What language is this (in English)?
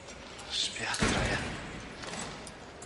Welsh